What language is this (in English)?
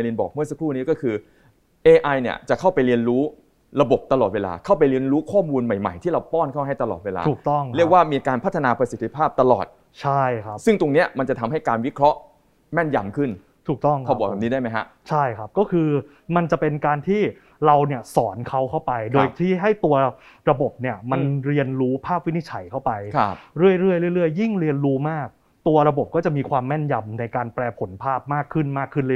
Thai